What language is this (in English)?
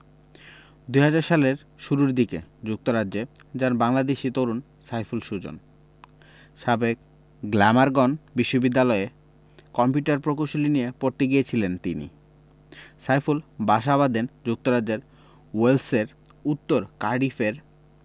Bangla